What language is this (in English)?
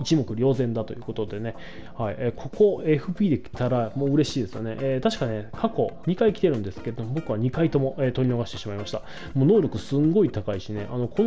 Japanese